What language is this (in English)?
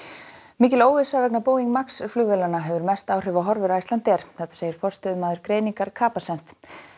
Icelandic